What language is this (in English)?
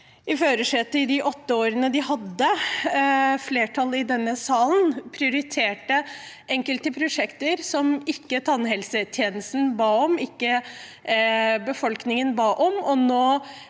Norwegian